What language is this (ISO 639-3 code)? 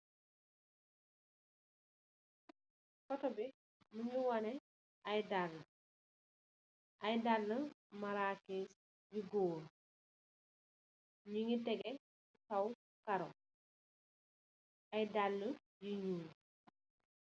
wol